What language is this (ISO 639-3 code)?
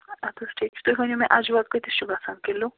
kas